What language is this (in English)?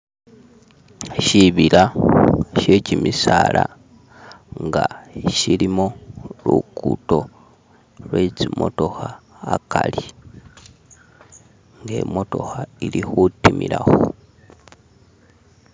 Masaaba